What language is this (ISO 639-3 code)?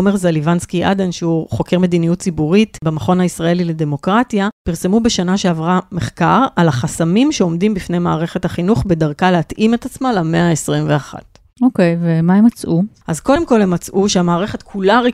heb